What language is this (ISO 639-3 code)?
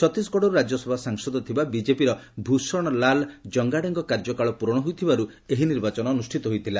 ori